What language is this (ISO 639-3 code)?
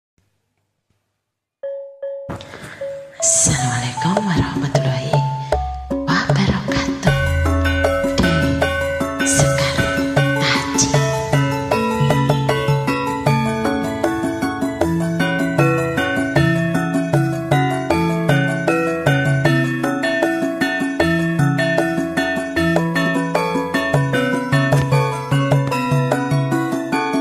ind